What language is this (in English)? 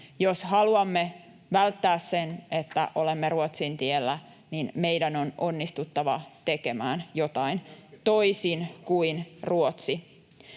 Finnish